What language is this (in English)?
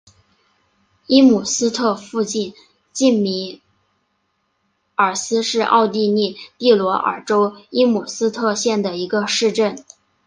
Chinese